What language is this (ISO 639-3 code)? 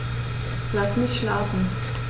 deu